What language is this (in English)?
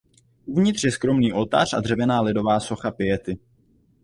Czech